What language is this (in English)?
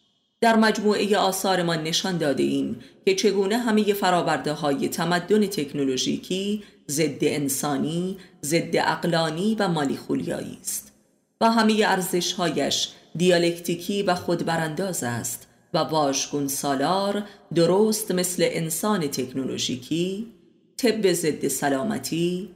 Persian